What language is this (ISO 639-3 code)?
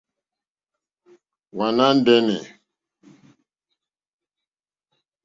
bri